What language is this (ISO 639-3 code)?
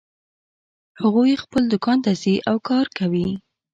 pus